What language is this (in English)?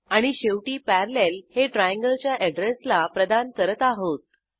Marathi